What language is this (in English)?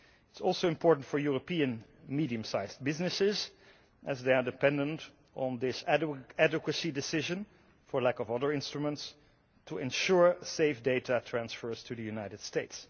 English